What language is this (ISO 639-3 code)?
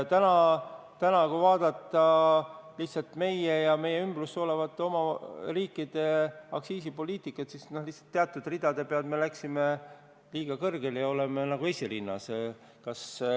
est